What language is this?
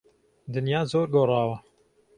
Central Kurdish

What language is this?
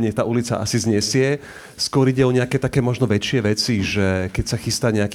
Slovak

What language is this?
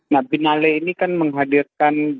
Indonesian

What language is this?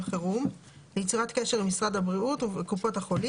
Hebrew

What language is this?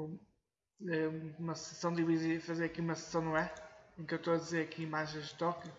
Portuguese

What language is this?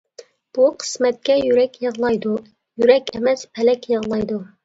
Uyghur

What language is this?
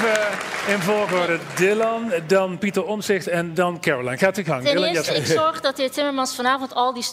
Dutch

